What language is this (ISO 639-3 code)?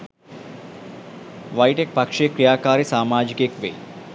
sin